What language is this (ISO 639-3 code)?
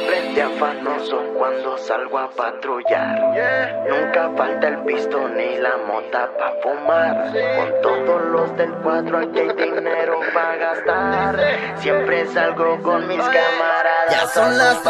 spa